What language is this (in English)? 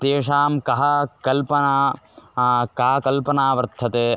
Sanskrit